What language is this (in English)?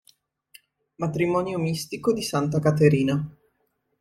Italian